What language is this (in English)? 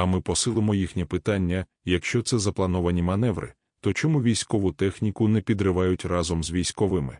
Ukrainian